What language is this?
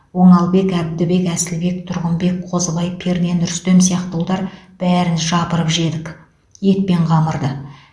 Kazakh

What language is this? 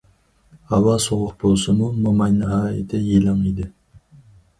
Uyghur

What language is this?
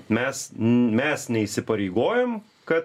Lithuanian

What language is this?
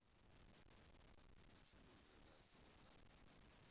Russian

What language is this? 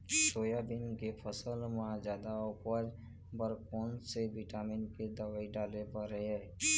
Chhattisgarhi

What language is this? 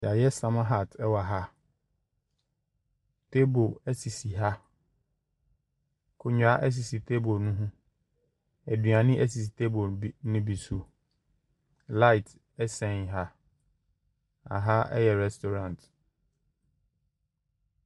Akan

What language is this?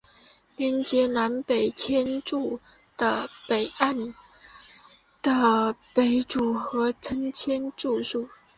Chinese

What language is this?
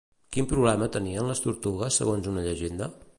Catalan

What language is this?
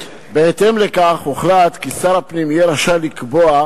Hebrew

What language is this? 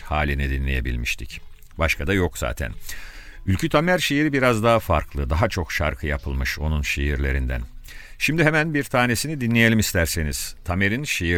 Turkish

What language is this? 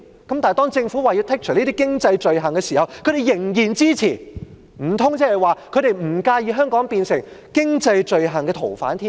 Cantonese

